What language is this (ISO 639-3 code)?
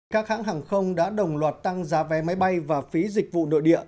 vie